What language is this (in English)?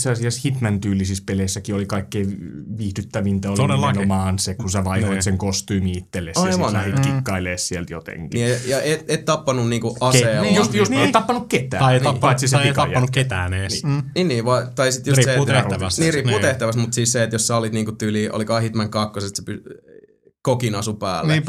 Finnish